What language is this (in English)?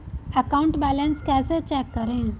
Hindi